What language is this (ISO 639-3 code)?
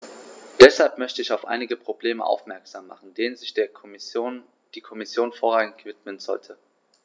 deu